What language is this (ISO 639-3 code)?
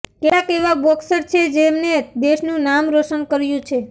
guj